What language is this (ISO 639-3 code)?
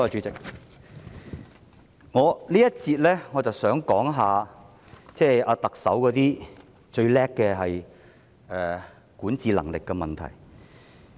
yue